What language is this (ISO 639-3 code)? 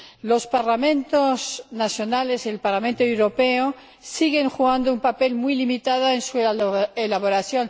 spa